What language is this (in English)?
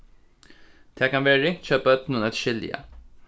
Faroese